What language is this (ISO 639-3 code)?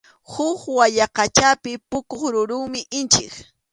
qxu